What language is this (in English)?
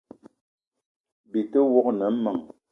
Eton (Cameroon)